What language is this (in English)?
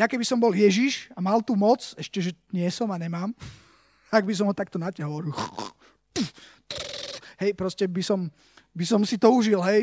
Slovak